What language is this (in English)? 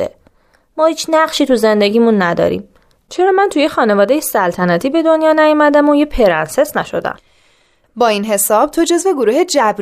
Persian